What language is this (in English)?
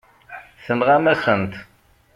Kabyle